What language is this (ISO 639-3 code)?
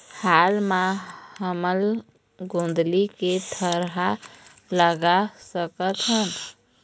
hne